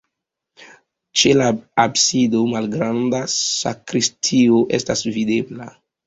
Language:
Esperanto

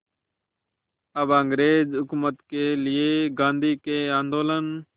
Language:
Hindi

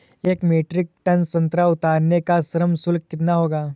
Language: Hindi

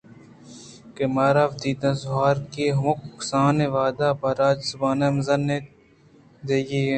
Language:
Eastern Balochi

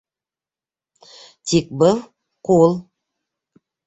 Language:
Bashkir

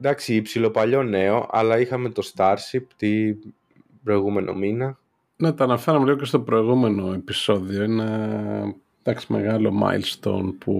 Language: Greek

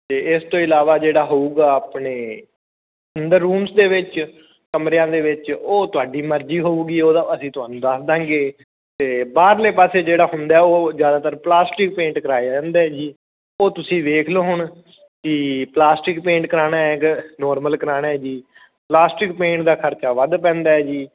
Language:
Punjabi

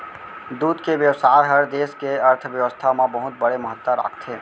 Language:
Chhattisgarhi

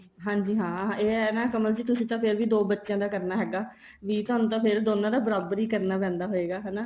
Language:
Punjabi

